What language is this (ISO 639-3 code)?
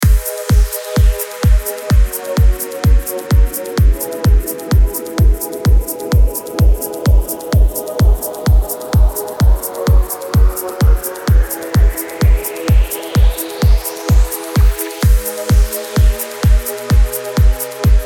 tur